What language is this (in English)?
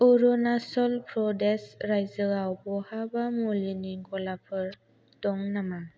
Bodo